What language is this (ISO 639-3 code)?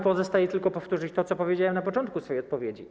pol